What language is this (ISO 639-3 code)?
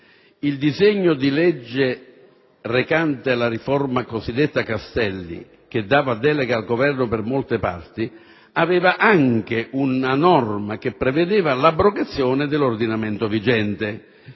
ita